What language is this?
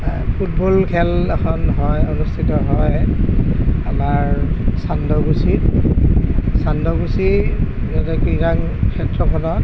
Assamese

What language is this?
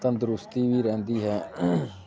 Punjabi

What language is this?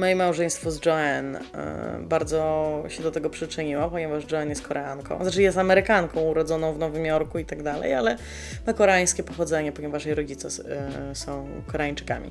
Polish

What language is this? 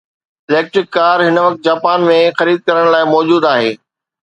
Sindhi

